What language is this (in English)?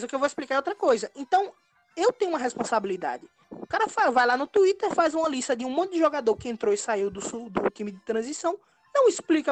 Portuguese